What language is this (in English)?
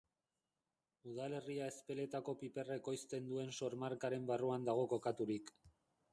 Basque